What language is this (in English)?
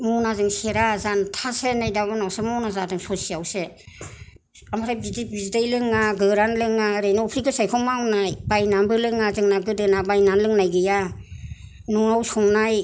Bodo